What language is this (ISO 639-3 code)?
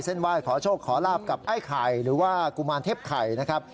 tha